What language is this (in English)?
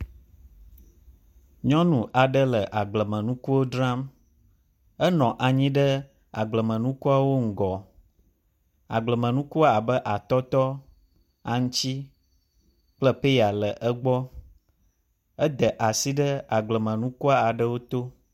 Ewe